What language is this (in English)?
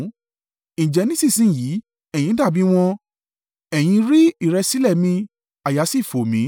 Yoruba